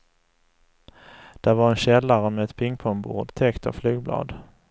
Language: Swedish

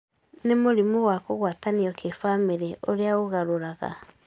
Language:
Kikuyu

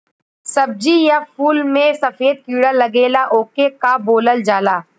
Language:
Bhojpuri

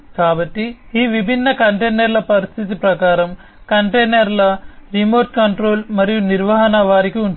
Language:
Telugu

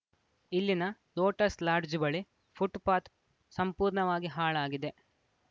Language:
Kannada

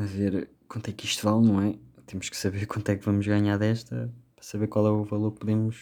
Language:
Portuguese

